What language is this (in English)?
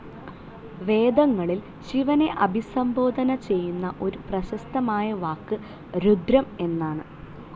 Malayalam